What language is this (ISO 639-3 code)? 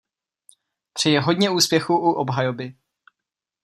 ces